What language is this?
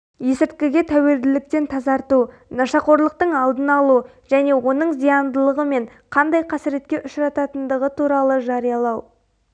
Kazakh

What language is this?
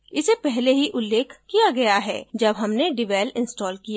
Hindi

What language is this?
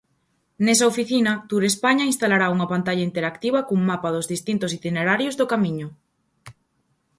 Galician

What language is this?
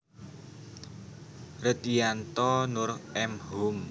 Javanese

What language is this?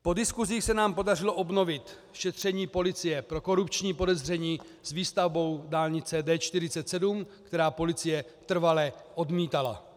Czech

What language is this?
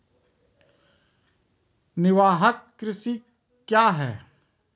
Maithili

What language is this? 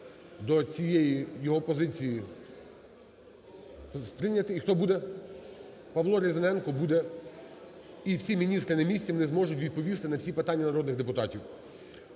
Ukrainian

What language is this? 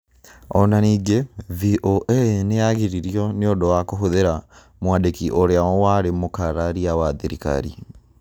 Kikuyu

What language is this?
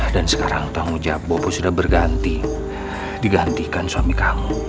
Indonesian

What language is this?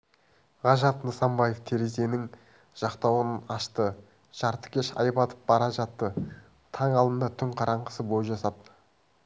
Kazakh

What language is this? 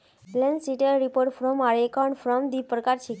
Magahi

